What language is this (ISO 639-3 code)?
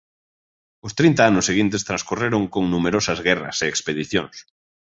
glg